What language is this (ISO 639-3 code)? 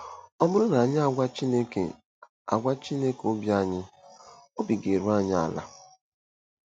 ibo